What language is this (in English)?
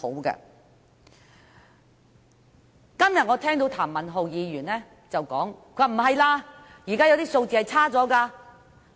Cantonese